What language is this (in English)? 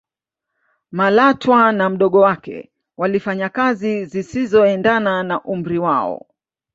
Swahili